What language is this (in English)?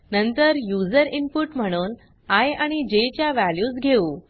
Marathi